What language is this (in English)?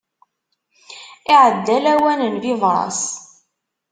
Kabyle